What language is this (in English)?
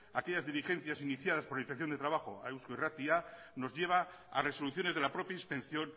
Spanish